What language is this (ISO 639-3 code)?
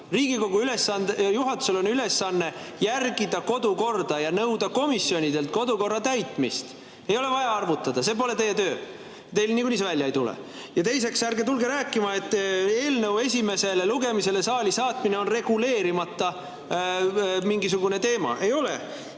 est